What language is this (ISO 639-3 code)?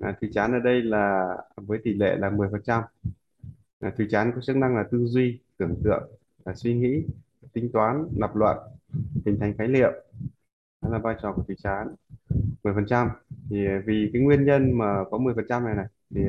vie